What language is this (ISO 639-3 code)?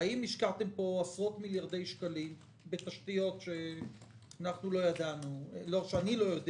heb